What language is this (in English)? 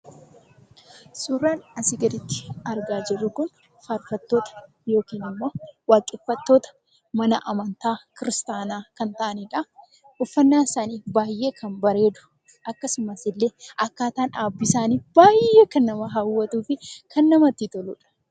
Oromo